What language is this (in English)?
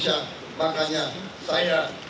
Indonesian